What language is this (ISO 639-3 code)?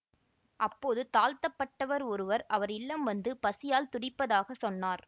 tam